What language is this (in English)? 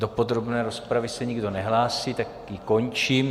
Czech